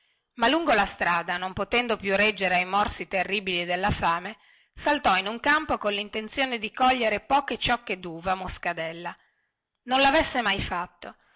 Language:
Italian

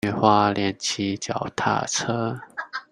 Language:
Chinese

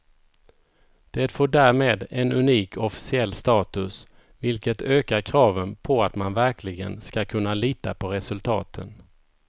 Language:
Swedish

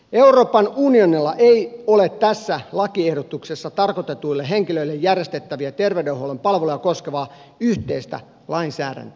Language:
Finnish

